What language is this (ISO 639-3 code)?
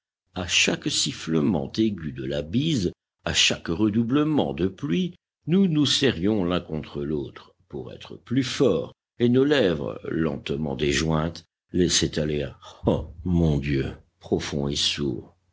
fra